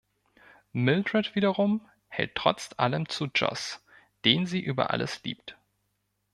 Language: German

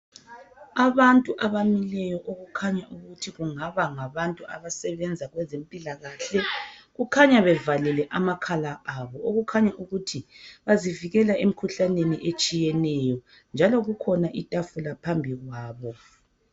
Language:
North Ndebele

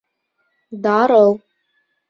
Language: Bashkir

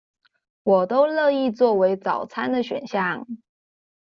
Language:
Chinese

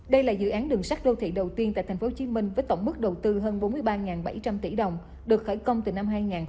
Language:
Vietnamese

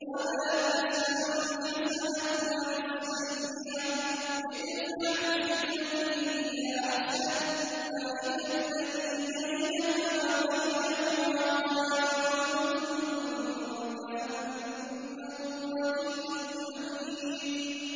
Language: Arabic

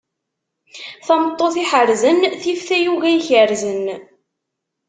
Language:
Kabyle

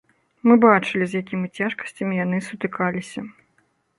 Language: Belarusian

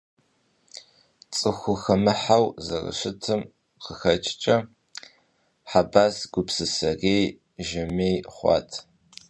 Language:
Kabardian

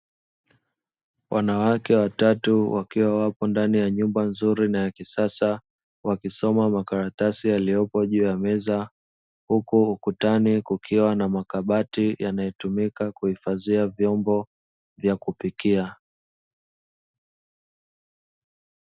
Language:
Swahili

